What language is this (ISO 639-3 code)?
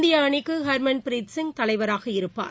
tam